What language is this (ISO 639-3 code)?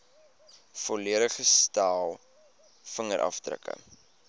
afr